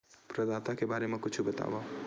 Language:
Chhattisgarhi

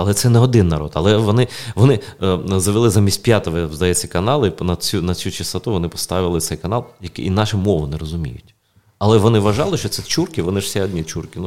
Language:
Ukrainian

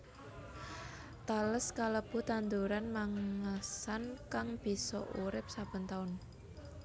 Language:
Javanese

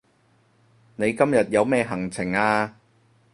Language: Cantonese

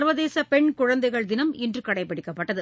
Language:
Tamil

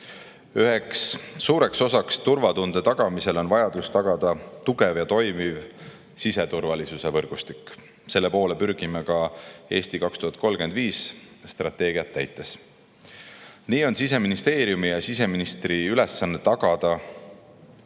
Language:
Estonian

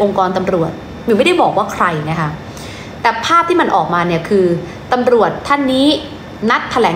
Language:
Thai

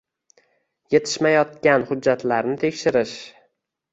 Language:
Uzbek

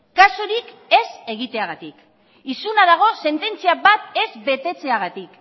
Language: Basque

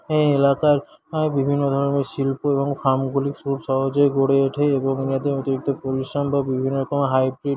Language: Bangla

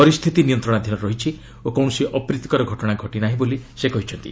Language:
Odia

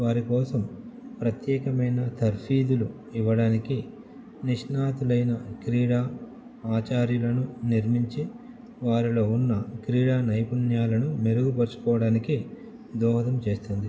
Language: Telugu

